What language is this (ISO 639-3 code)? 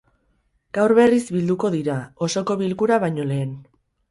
eus